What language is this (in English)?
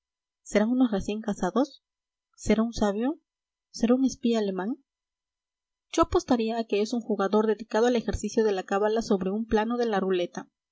Spanish